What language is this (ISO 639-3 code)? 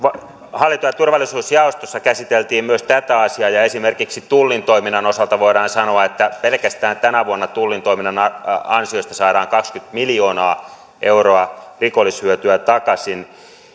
fin